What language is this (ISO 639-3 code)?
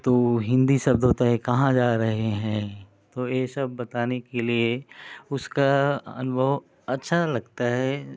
hin